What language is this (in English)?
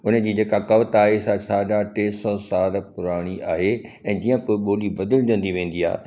Sindhi